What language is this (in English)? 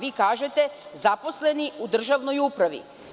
Serbian